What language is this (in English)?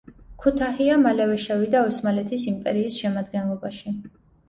Georgian